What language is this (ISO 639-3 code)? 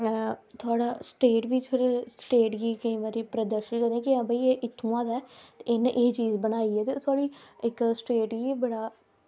doi